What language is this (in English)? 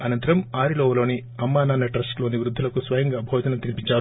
Telugu